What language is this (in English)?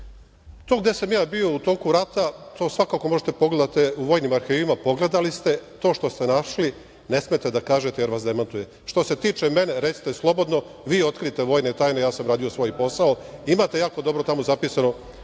Serbian